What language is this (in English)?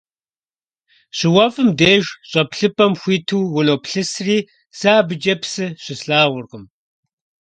Kabardian